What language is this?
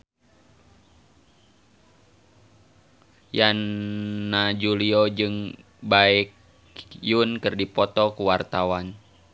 Sundanese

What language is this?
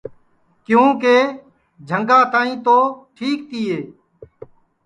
Sansi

